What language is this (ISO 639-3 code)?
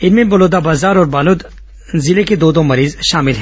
hin